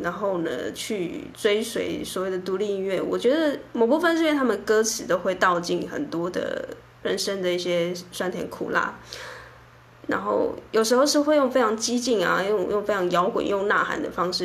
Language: Chinese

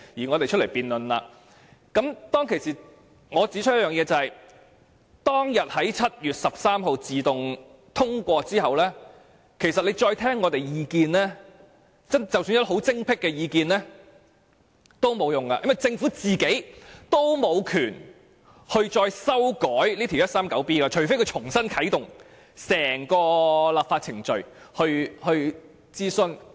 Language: Cantonese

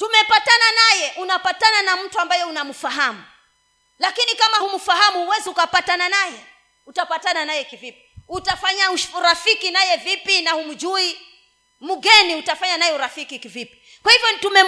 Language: Swahili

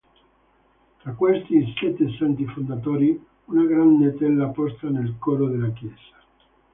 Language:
Italian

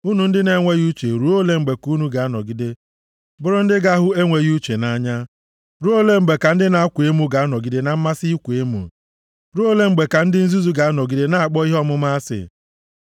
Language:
Igbo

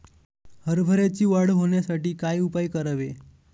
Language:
Marathi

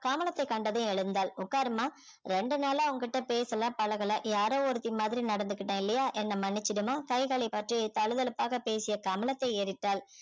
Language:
Tamil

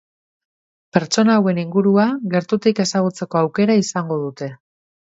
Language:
Basque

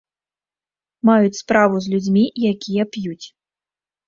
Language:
Belarusian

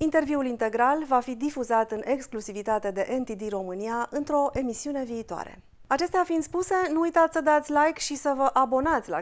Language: Romanian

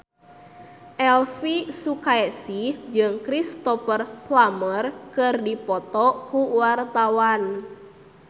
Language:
Sundanese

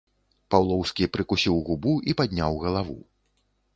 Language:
Belarusian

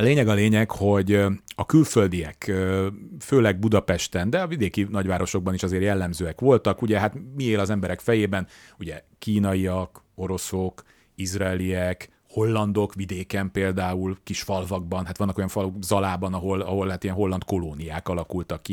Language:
Hungarian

